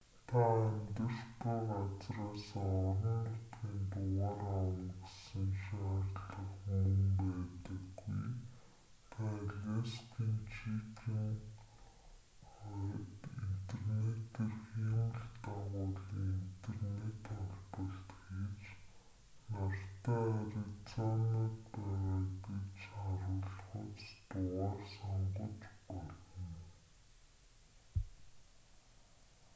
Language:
Mongolian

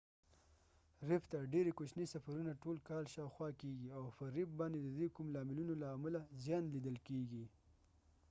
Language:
Pashto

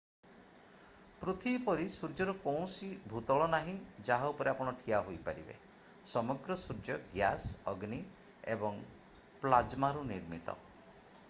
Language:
Odia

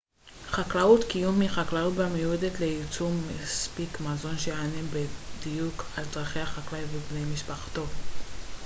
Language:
Hebrew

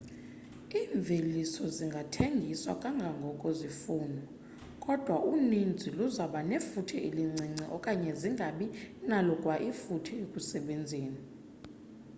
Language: Xhosa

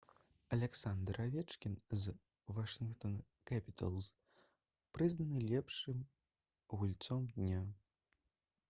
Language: Belarusian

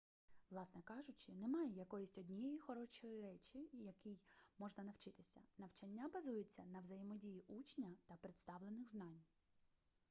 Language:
Ukrainian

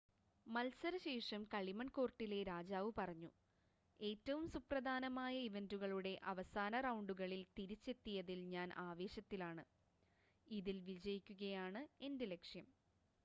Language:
Malayalam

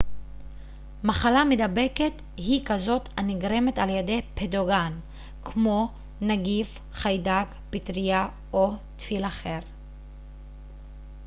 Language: Hebrew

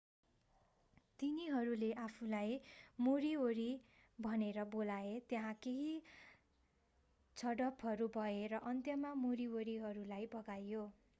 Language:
Nepali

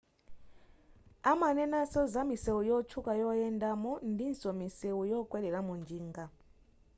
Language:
Nyanja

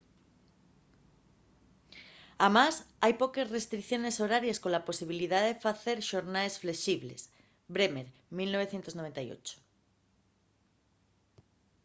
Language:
Asturian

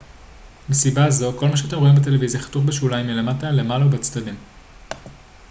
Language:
Hebrew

